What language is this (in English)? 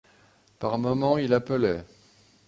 French